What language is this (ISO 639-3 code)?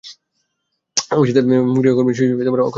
ben